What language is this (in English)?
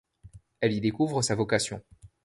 French